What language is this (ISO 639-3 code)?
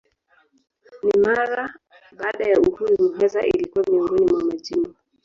swa